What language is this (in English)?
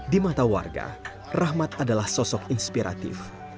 Indonesian